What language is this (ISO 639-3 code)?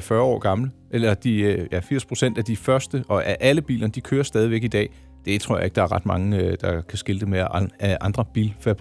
dan